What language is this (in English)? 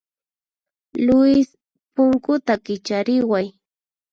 Puno Quechua